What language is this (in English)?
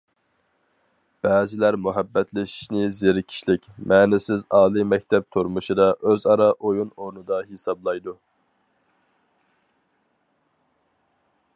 Uyghur